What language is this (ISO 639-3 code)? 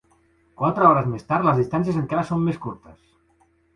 cat